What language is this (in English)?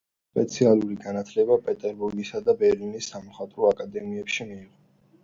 Georgian